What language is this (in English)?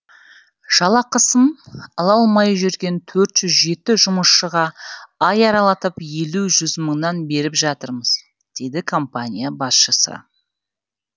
Kazakh